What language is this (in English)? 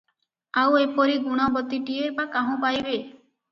Odia